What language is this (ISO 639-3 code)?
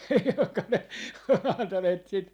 fin